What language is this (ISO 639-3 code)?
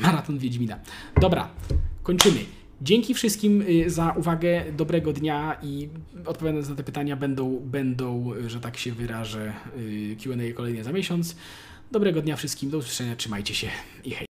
pol